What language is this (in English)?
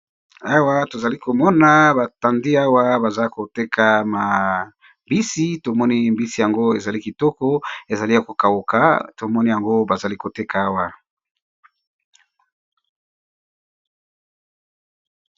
Lingala